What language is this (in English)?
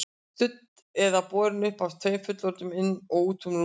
Icelandic